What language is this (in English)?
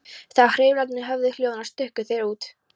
Icelandic